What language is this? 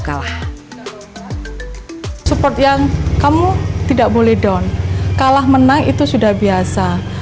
Indonesian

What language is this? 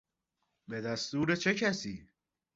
Persian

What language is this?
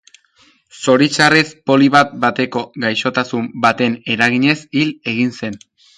Basque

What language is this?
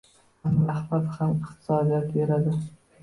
Uzbek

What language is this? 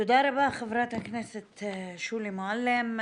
Hebrew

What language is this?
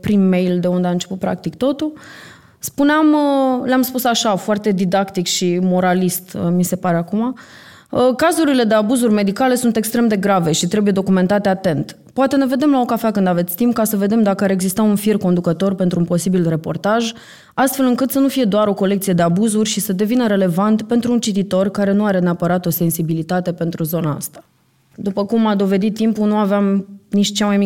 Romanian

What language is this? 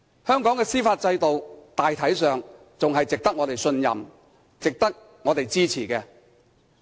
Cantonese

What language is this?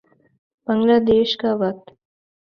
Urdu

